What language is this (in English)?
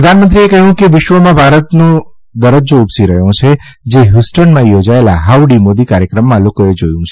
Gujarati